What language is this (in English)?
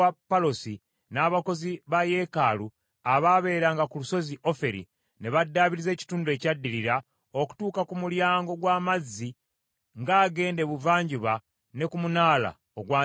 Ganda